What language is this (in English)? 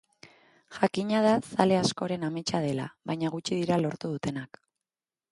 Basque